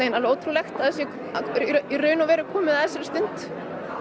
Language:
Icelandic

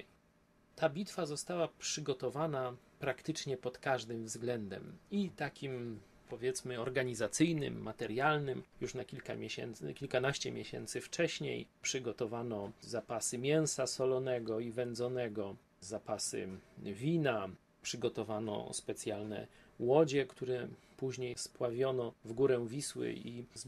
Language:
Polish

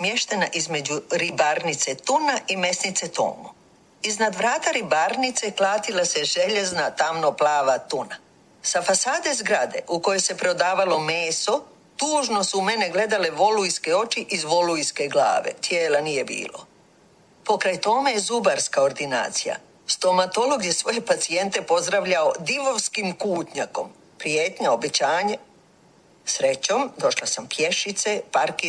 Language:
Croatian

